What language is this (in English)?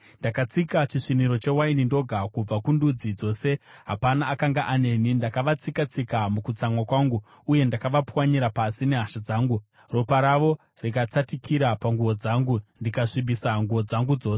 Shona